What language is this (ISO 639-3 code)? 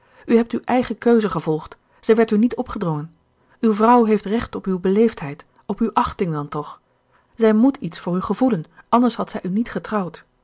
nld